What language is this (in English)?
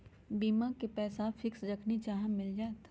Magahi